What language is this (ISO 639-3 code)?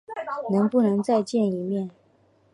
zho